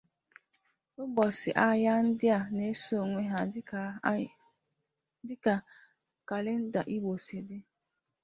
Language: Igbo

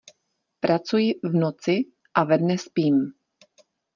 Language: Czech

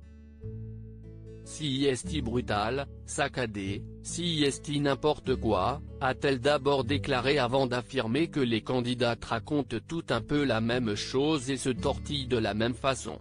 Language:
French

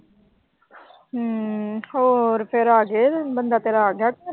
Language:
Punjabi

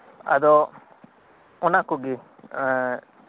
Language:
Santali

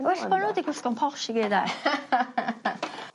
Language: Welsh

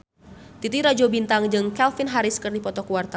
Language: Sundanese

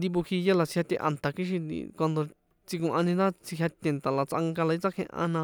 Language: San Juan Atzingo Popoloca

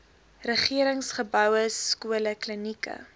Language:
Afrikaans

